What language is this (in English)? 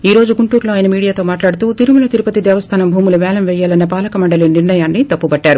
Telugu